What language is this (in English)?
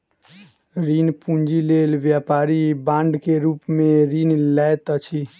Maithili